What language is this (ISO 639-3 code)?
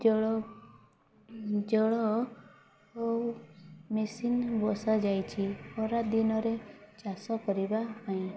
ori